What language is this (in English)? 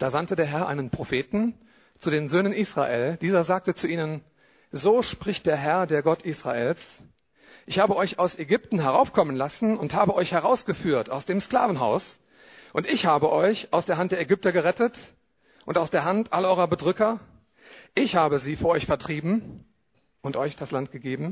German